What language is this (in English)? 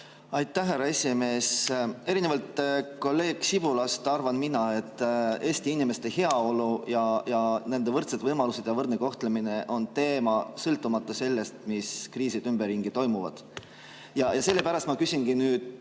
Estonian